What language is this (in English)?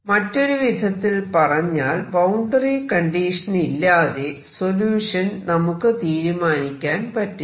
Malayalam